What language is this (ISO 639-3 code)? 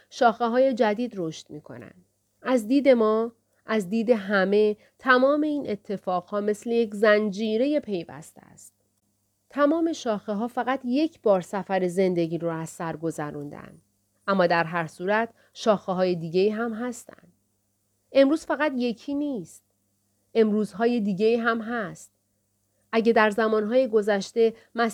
fas